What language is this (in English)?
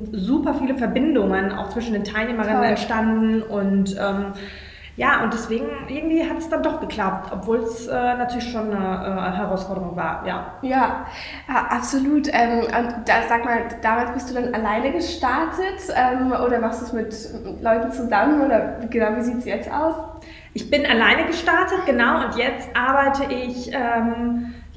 German